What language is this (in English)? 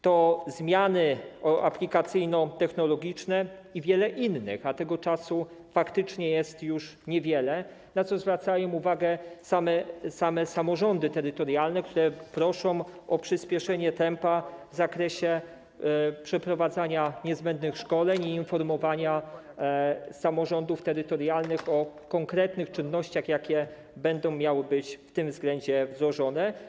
Polish